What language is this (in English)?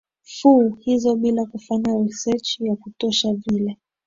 Swahili